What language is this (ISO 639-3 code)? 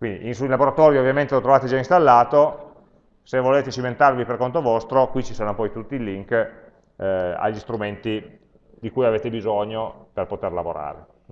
ita